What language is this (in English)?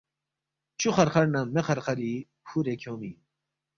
Balti